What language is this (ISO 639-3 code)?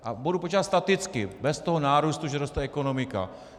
ces